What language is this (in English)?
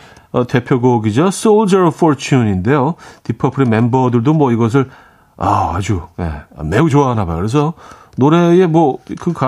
Korean